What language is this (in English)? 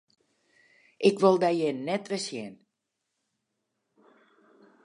Western Frisian